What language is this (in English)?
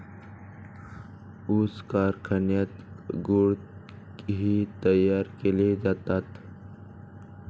Marathi